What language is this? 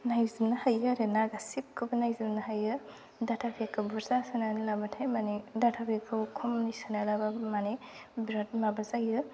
Bodo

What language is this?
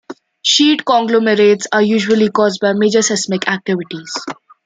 English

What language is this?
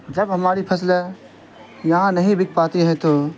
Urdu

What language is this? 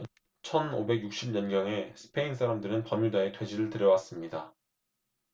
Korean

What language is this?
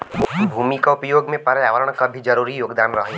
Bhojpuri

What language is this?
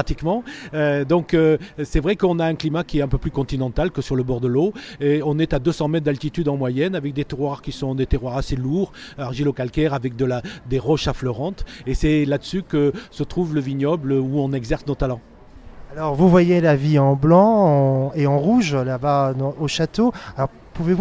French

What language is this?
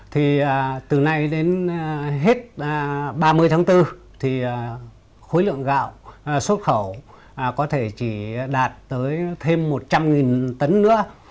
Vietnamese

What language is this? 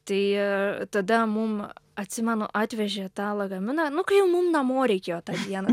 Lithuanian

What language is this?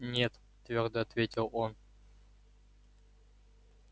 Russian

